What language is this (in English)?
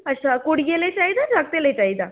Dogri